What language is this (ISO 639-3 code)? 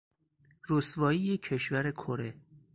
fas